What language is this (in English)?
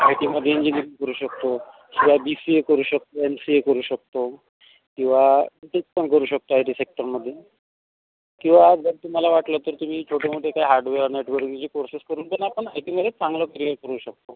Marathi